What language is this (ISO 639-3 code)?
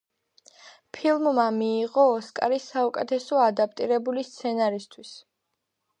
kat